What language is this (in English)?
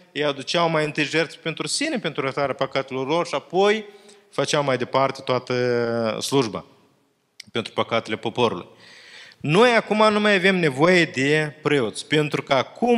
Romanian